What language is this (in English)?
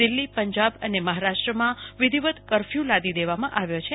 Gujarati